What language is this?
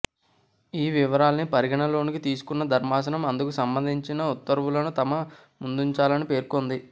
Telugu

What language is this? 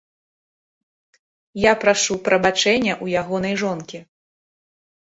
Belarusian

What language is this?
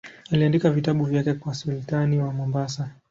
Swahili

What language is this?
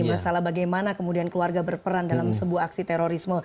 Indonesian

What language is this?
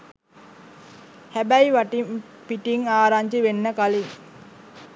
Sinhala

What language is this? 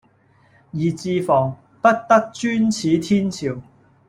Cantonese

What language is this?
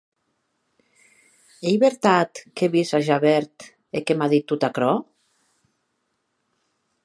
Occitan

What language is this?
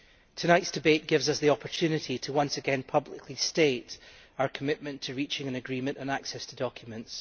English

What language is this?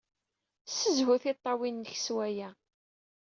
Kabyle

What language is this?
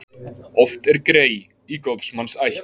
Icelandic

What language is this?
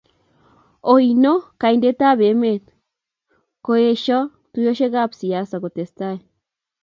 Kalenjin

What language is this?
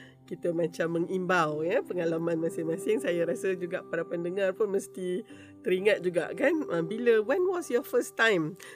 Malay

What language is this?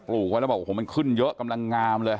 Thai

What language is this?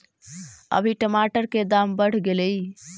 Magahi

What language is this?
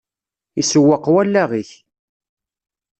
Kabyle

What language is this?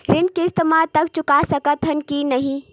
Chhattisgarhi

